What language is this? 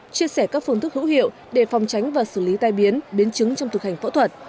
Vietnamese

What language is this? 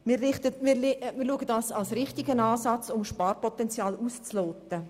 Swiss German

